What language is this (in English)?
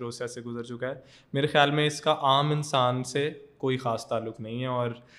Urdu